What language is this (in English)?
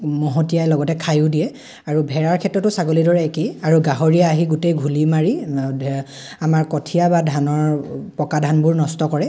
Assamese